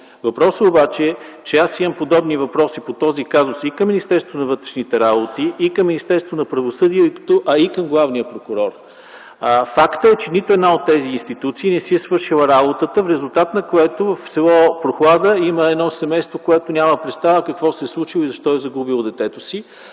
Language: Bulgarian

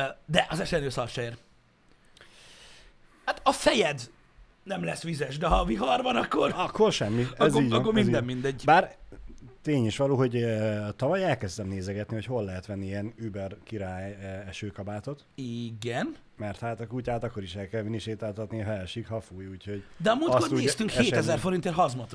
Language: Hungarian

